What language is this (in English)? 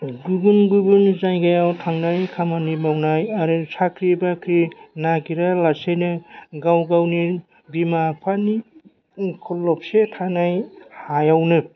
Bodo